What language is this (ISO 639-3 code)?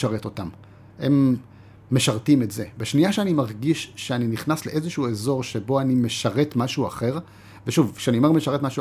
heb